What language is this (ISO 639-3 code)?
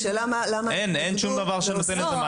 heb